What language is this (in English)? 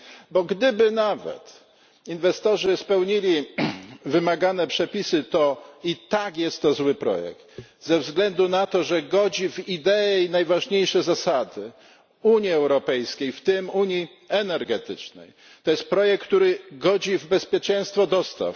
Polish